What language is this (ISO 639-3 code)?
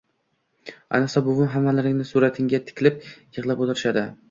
uzb